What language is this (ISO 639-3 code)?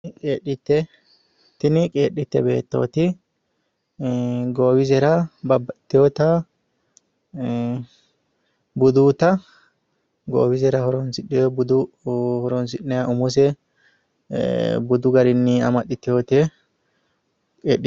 sid